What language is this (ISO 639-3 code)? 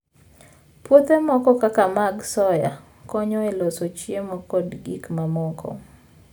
luo